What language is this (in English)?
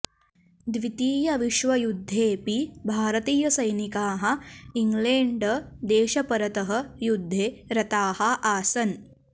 Sanskrit